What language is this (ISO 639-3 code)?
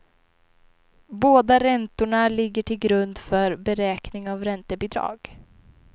swe